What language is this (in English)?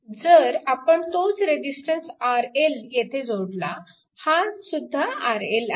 Marathi